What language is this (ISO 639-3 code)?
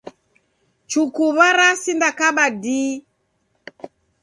dav